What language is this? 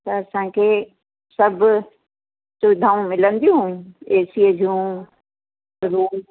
Sindhi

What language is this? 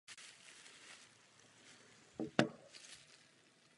Czech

